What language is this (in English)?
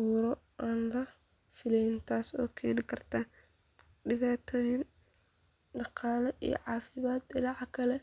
Somali